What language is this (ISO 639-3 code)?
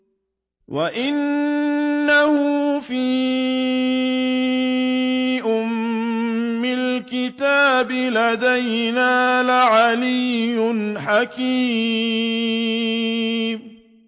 ara